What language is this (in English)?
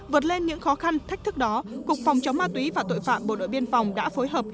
Vietnamese